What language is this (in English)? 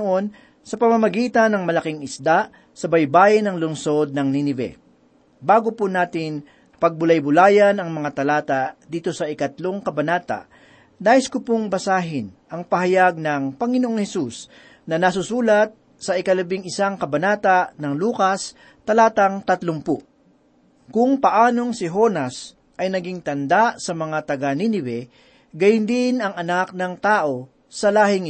Filipino